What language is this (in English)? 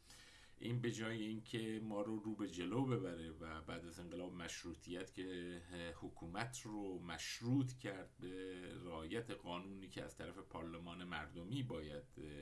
Persian